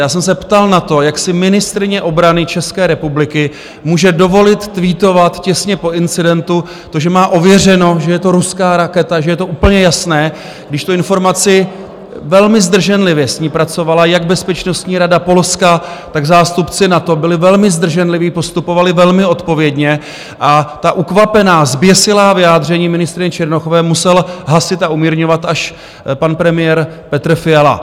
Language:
Czech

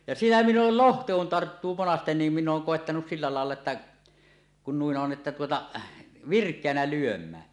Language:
Finnish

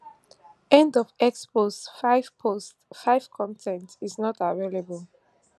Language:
Nigerian Pidgin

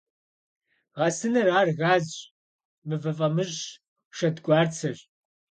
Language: Kabardian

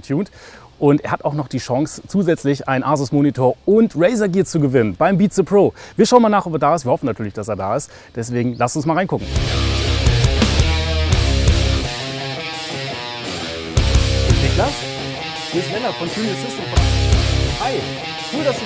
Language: German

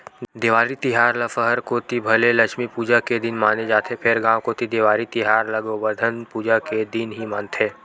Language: Chhattisgarhi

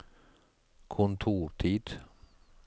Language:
Norwegian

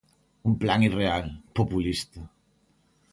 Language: Galician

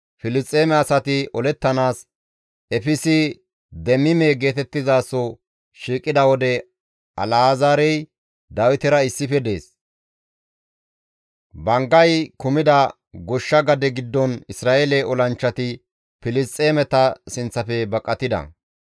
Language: Gamo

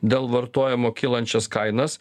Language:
Lithuanian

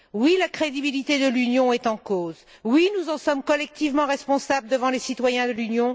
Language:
French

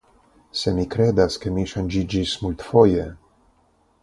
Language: Esperanto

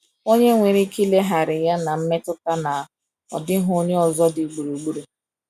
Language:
Igbo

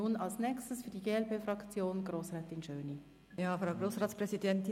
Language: Swiss German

